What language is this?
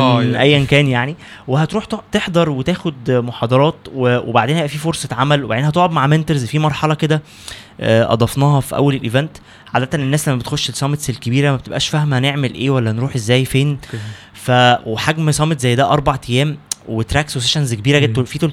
Arabic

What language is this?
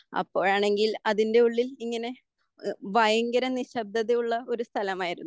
Malayalam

